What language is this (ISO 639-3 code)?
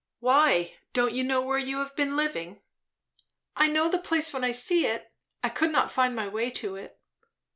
eng